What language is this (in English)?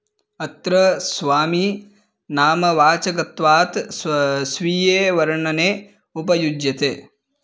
Sanskrit